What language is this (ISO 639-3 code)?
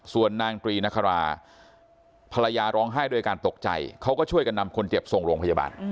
tha